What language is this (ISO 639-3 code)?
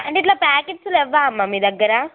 tel